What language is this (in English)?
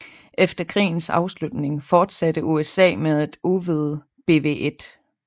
Danish